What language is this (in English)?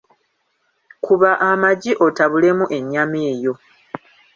Ganda